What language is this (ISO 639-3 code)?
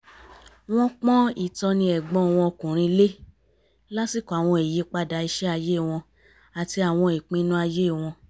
yor